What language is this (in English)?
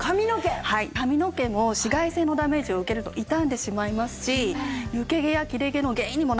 Japanese